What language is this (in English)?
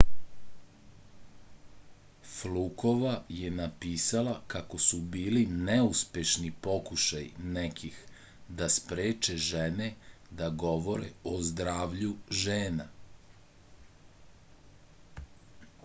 Serbian